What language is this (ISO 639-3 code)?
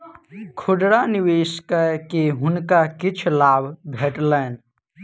mai